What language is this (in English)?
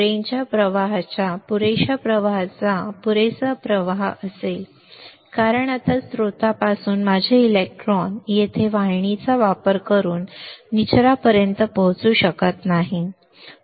Marathi